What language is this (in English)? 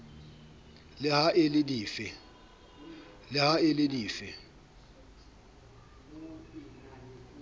Southern Sotho